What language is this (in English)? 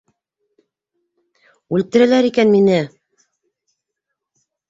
Bashkir